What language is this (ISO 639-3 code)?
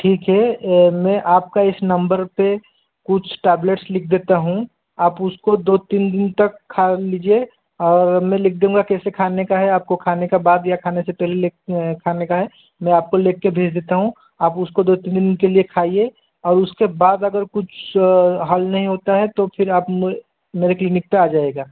hin